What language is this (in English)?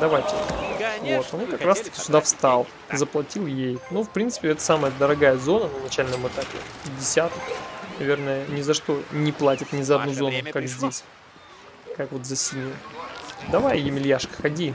Russian